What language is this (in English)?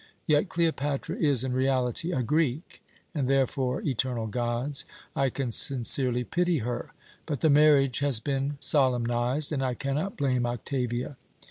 English